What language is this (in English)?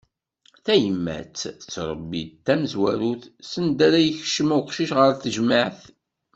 Kabyle